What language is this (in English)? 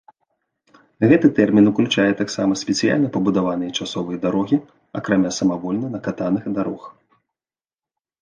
Belarusian